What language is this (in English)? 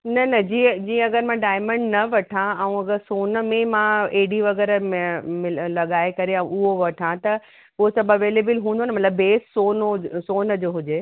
Sindhi